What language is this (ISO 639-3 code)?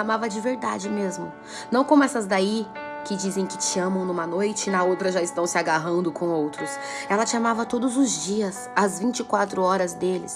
por